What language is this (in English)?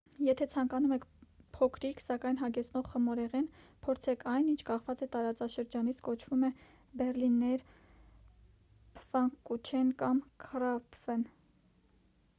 Armenian